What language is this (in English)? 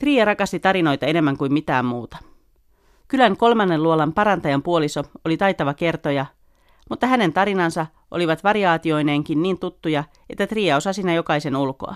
Finnish